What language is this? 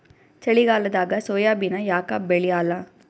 Kannada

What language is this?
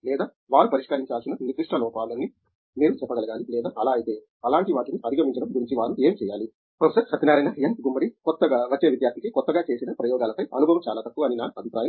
Telugu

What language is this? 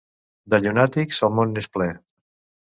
Catalan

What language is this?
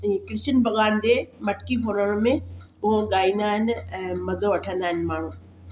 Sindhi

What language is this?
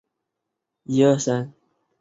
Chinese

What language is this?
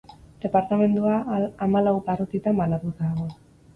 Basque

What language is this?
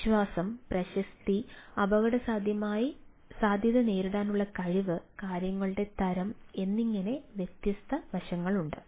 Malayalam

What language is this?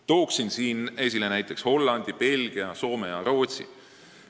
Estonian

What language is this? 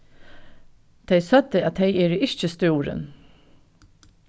Faroese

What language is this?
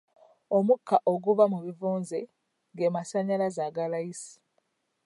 Ganda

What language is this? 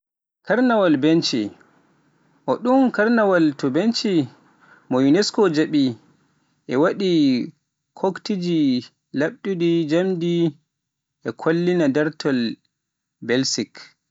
Pular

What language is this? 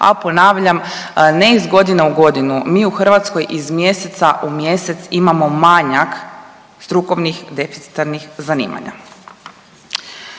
Croatian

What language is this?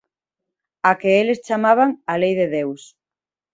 Galician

